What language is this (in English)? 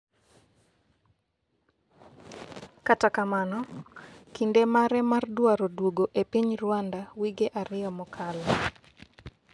Luo (Kenya and Tanzania)